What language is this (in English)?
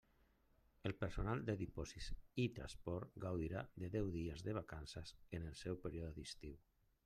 Catalan